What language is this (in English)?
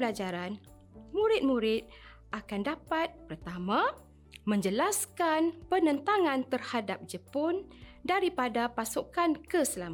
Malay